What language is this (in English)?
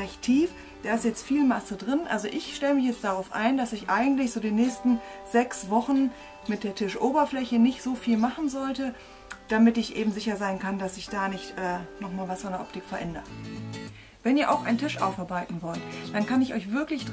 German